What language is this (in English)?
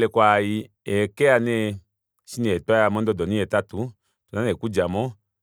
Kuanyama